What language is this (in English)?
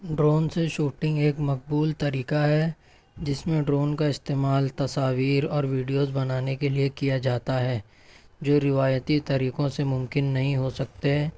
Urdu